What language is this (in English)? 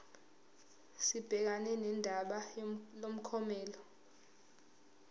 Zulu